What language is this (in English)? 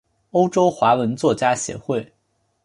Chinese